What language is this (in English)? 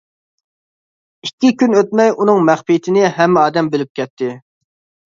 Uyghur